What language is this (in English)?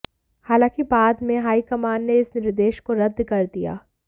Hindi